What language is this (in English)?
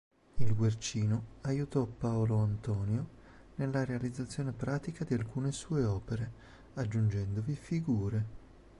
Italian